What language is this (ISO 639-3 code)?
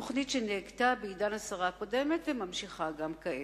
heb